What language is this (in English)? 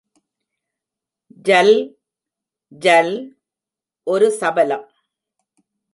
Tamil